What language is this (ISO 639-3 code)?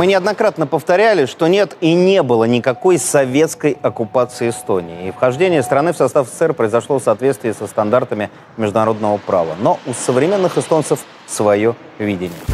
rus